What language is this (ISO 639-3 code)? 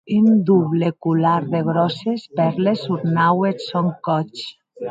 oci